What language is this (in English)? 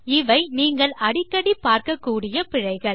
Tamil